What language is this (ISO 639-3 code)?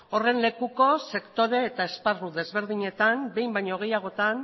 eus